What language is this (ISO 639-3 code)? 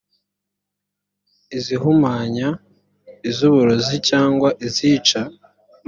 kin